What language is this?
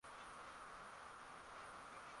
Swahili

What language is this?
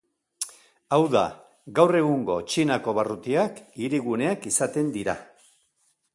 Basque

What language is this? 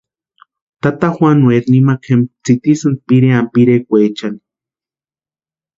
Western Highland Purepecha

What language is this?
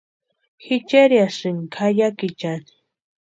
Western Highland Purepecha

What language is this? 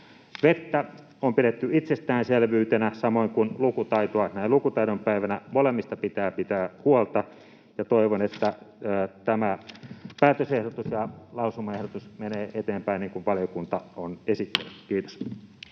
Finnish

